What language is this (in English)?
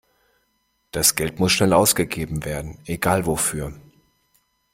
German